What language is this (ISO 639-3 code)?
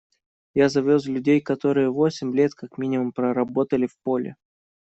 rus